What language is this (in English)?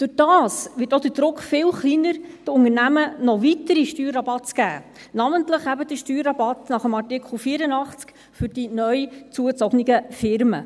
Swiss German